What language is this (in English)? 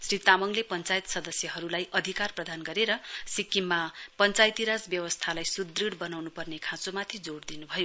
Nepali